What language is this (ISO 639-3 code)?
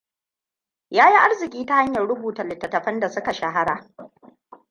hau